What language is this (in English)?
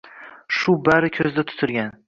Uzbek